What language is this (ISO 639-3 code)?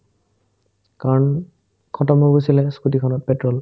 asm